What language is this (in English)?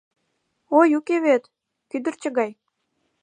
Mari